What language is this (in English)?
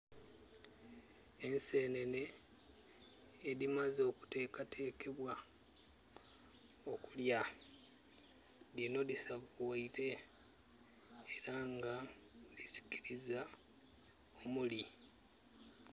Soga